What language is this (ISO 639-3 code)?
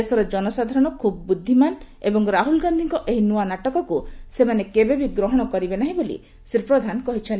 ori